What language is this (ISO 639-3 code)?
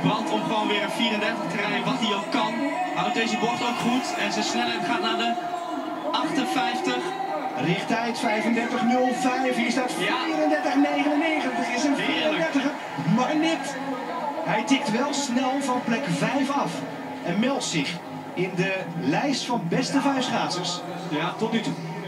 nld